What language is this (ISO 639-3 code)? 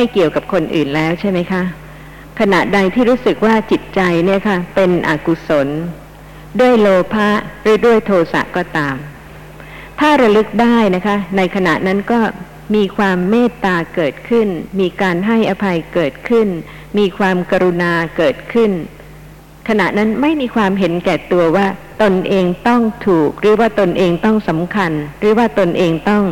tha